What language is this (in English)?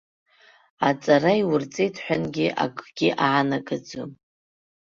Abkhazian